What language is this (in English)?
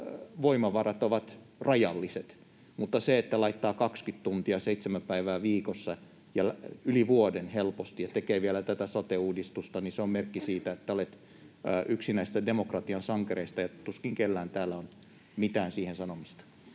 Finnish